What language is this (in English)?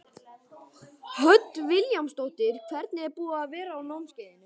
Icelandic